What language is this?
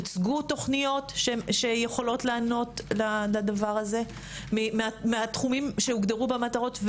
Hebrew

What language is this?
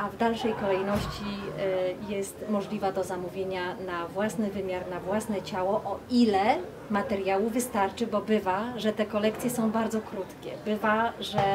Polish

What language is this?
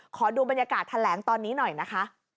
Thai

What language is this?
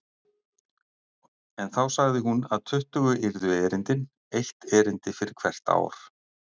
Icelandic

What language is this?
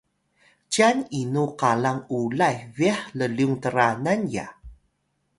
Atayal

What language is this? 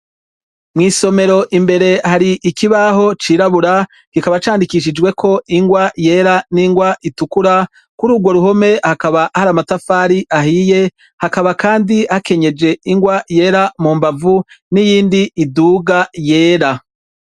Rundi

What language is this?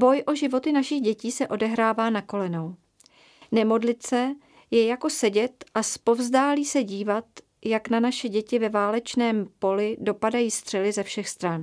Czech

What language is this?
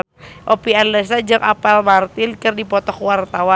Sundanese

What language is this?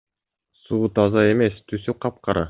Kyrgyz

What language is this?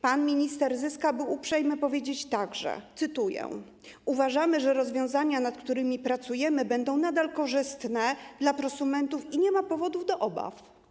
Polish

